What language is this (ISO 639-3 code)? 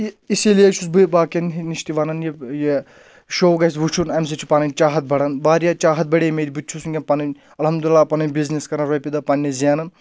kas